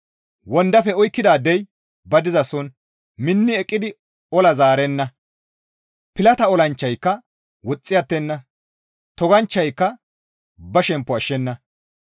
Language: Gamo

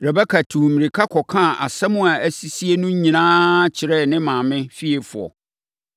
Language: Akan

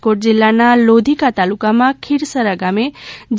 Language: Gujarati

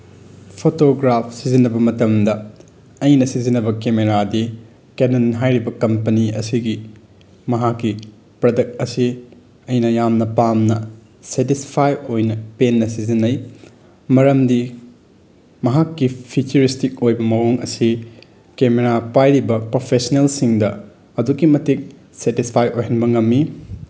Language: Manipuri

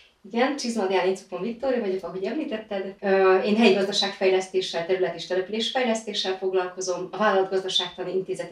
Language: Hungarian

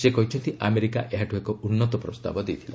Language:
Odia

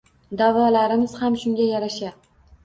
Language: Uzbek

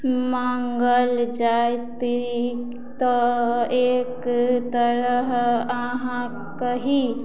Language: Maithili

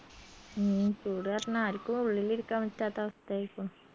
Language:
Malayalam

